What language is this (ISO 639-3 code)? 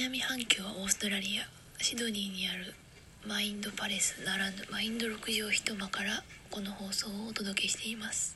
jpn